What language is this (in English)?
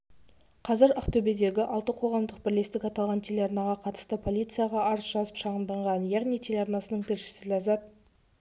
Kazakh